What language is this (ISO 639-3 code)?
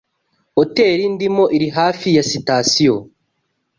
kin